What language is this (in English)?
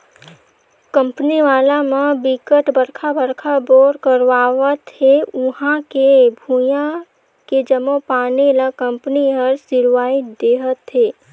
Chhattisgarhi